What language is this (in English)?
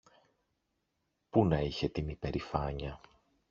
Greek